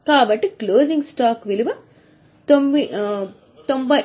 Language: Telugu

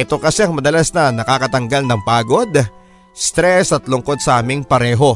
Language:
Filipino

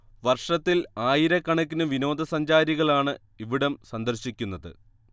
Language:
Malayalam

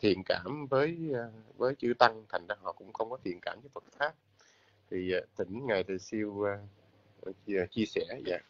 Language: Vietnamese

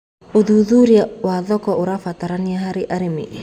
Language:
Kikuyu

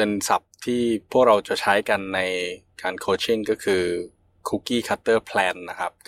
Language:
Thai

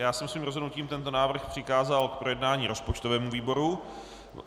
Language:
Czech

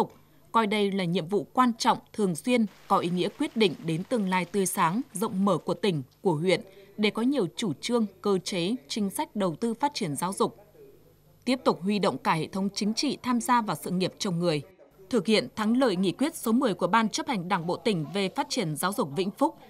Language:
Vietnamese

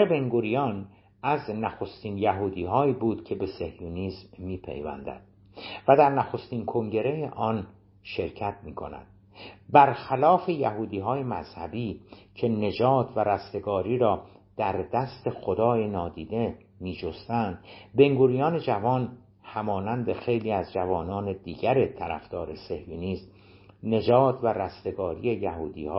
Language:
Persian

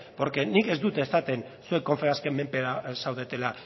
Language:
Basque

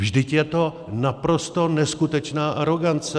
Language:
Czech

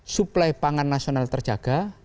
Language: Indonesian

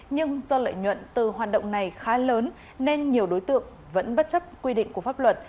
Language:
Vietnamese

